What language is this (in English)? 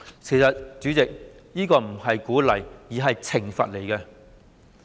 Cantonese